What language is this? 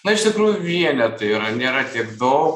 Lithuanian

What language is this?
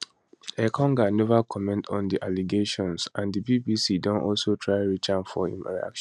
Nigerian Pidgin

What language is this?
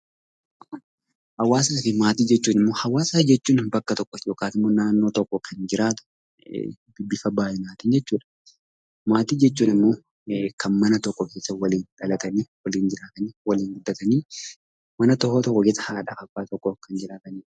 Oromo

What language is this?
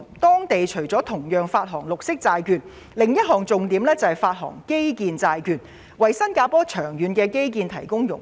Cantonese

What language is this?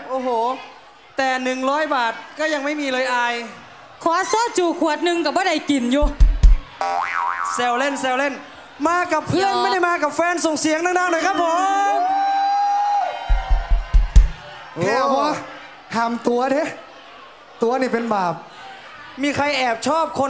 Thai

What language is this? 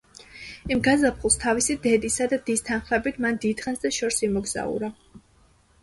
Georgian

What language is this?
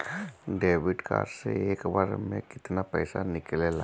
Bhojpuri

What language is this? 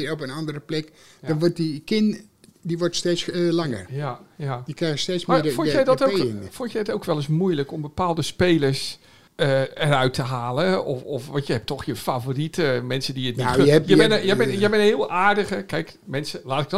Dutch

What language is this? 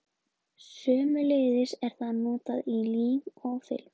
Icelandic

